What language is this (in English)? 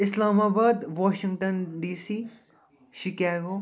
Kashmiri